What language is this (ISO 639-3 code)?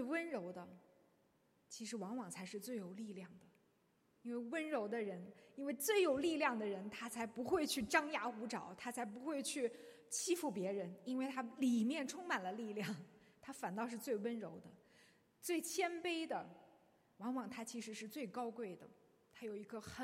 zho